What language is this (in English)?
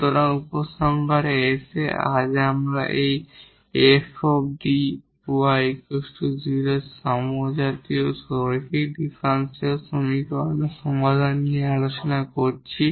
Bangla